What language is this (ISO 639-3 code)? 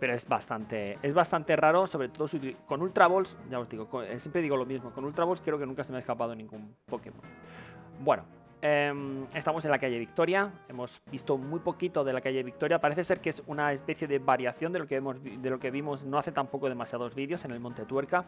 spa